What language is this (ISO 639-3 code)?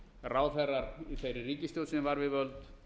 isl